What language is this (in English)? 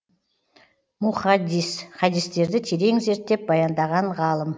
Kazakh